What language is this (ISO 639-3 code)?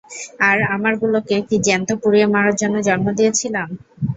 ben